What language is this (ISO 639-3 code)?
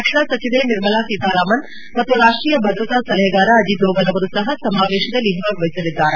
kan